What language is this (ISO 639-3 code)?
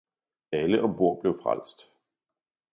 dan